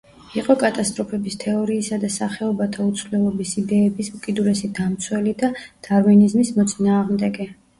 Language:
Georgian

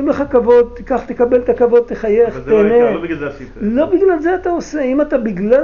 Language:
Hebrew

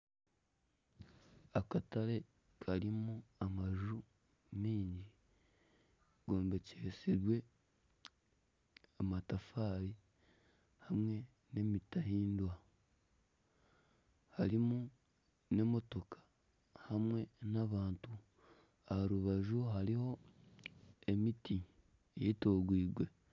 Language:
Nyankole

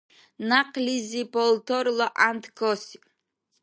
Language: Dargwa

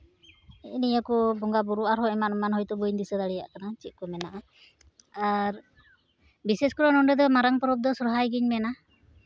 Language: Santali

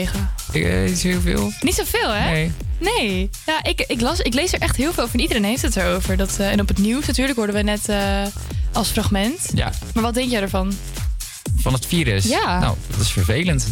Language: Dutch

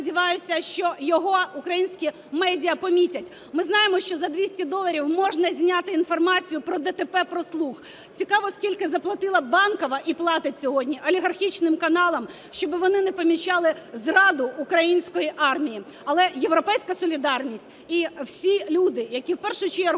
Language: Ukrainian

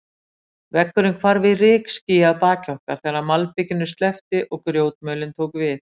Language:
Icelandic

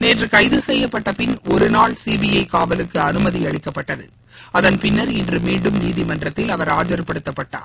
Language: Tamil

